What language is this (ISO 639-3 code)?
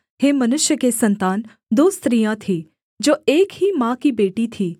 hin